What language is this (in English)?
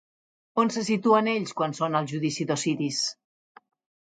Catalan